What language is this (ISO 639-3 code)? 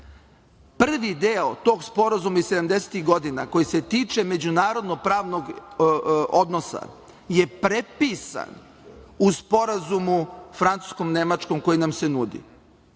srp